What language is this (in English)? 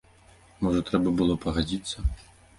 Belarusian